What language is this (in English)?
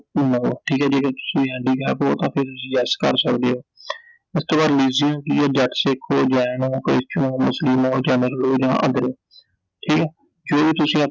Punjabi